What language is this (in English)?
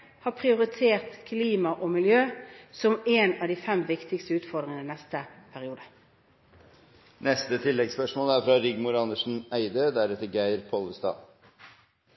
Norwegian